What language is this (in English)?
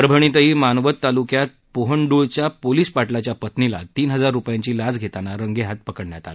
Marathi